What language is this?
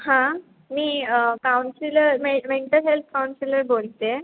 Marathi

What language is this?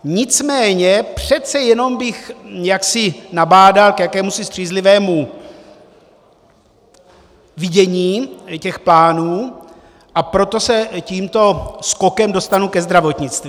Czech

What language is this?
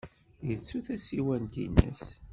Kabyle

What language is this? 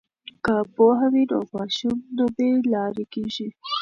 Pashto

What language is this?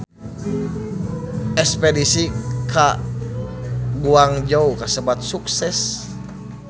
Sundanese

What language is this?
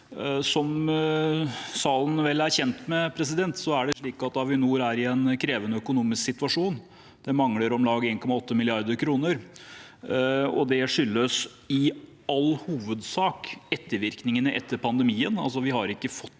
Norwegian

